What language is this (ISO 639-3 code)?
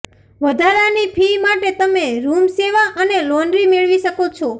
guj